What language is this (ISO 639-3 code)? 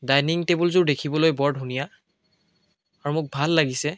asm